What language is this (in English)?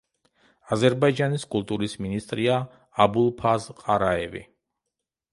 Georgian